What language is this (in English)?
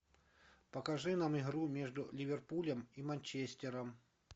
Russian